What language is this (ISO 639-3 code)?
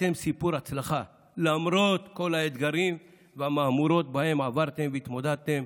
heb